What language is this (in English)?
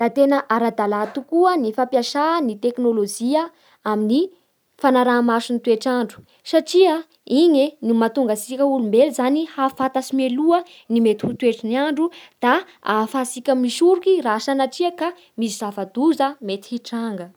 Bara Malagasy